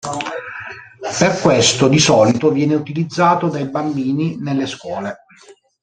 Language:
Italian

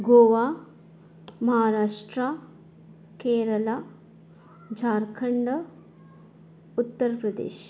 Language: Konkani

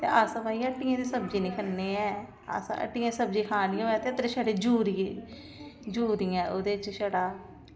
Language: Dogri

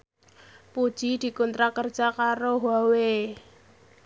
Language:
Javanese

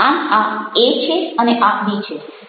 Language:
Gujarati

